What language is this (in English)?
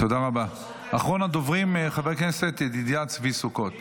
Hebrew